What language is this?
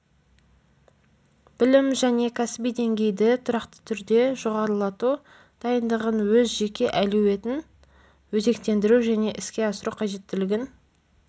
Kazakh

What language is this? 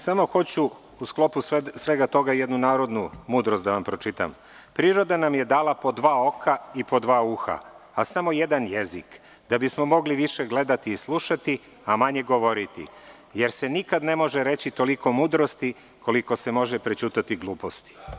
Serbian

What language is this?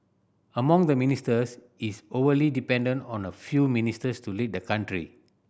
English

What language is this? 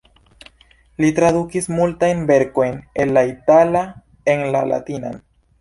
Esperanto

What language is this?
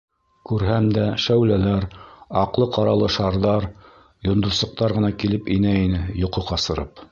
Bashkir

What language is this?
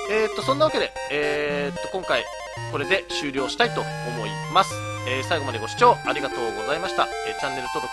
Japanese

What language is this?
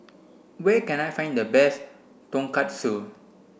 English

